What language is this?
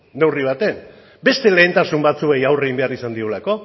Basque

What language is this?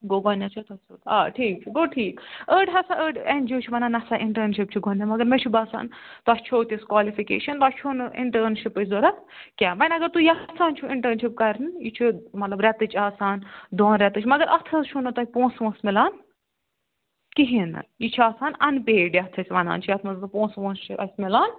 Kashmiri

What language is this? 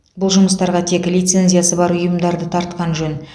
Kazakh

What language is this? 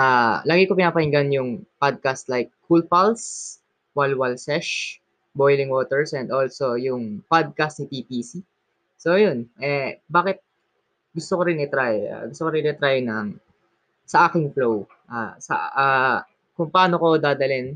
Filipino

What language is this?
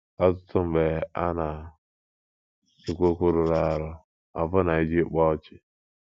Igbo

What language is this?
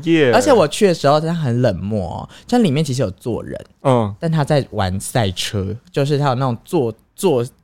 Chinese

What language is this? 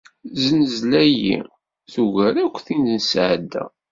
Kabyle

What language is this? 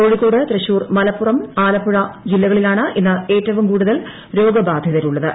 Malayalam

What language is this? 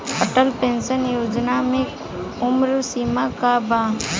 Bhojpuri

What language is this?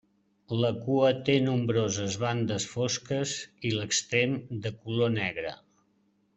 Catalan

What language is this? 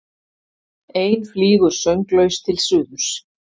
Icelandic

